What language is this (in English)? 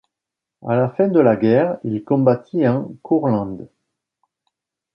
French